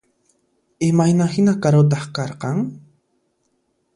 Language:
Puno Quechua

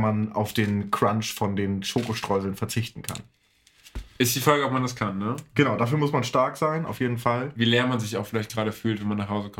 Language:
German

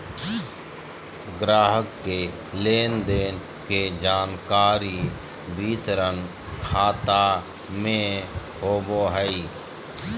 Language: Magahi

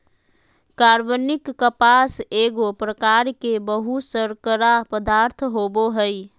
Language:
Magahi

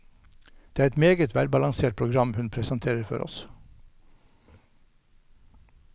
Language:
Norwegian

